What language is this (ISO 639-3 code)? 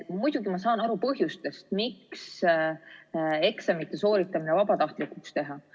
est